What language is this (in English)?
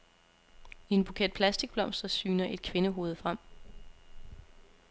Danish